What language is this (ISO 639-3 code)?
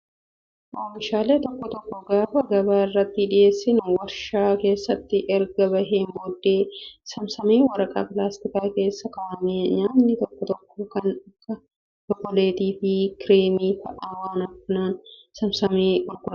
orm